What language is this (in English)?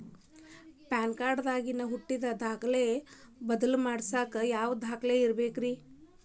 Kannada